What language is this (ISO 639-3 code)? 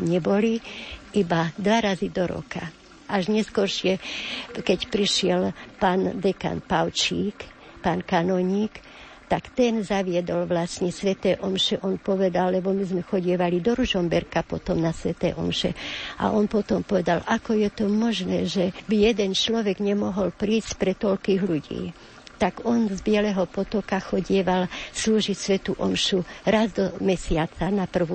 slk